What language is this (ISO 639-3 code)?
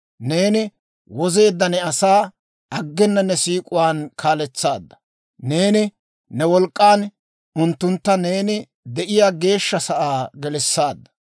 dwr